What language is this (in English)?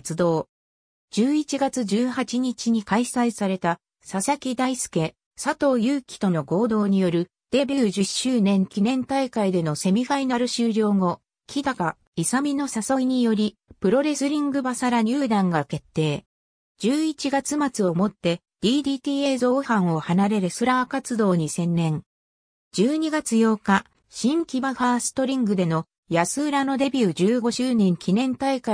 Japanese